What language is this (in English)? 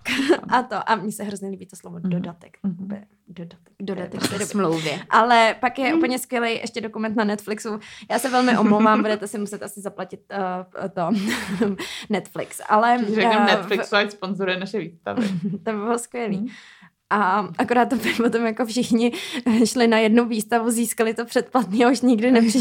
Czech